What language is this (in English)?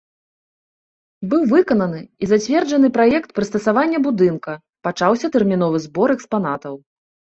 Belarusian